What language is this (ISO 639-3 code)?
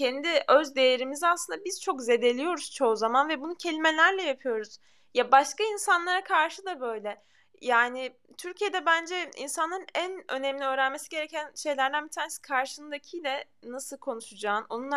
tur